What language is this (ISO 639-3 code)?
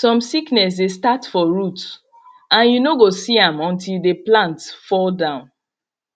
pcm